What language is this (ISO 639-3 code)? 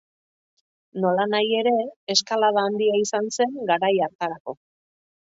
eus